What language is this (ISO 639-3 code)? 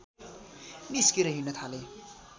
nep